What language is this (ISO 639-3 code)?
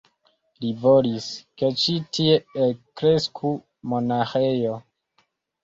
epo